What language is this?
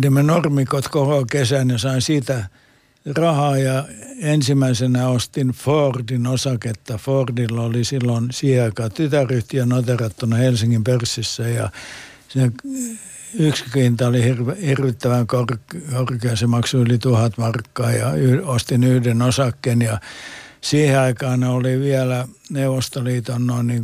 Finnish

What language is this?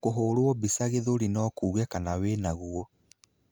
Kikuyu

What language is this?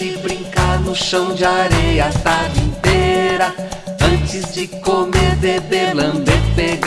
Portuguese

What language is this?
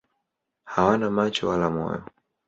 Swahili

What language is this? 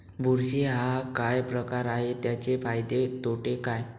Marathi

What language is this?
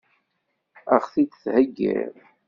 Kabyle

